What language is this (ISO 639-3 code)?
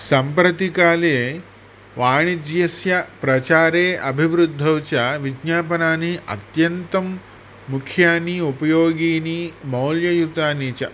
san